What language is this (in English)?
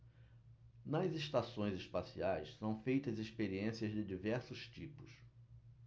Portuguese